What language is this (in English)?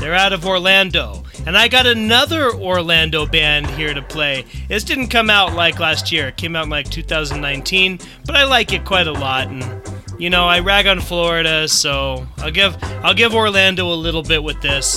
English